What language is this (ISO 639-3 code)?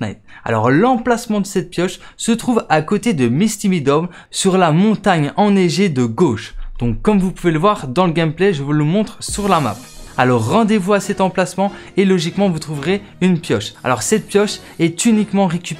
fra